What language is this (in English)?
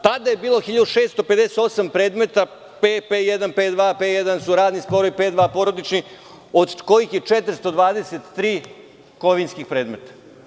Serbian